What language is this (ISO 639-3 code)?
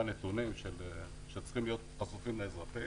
heb